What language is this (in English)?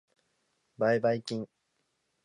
Japanese